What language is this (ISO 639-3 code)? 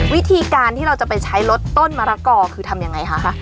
tha